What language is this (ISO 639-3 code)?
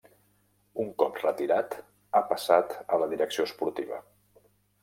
cat